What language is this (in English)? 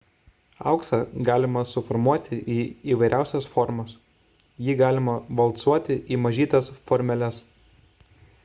Lithuanian